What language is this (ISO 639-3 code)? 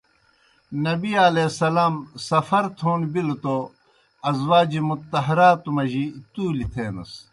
plk